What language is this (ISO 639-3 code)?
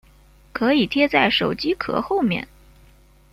zho